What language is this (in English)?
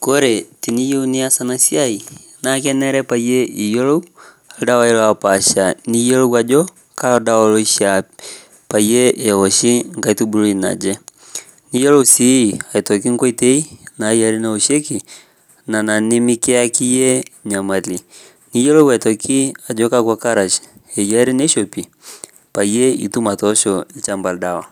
Masai